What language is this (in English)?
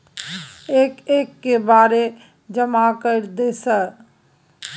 Maithili